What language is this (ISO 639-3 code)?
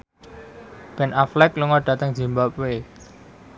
jav